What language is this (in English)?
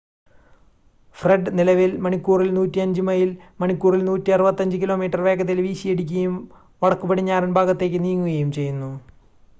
Malayalam